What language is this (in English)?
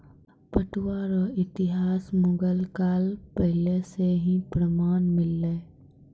Maithili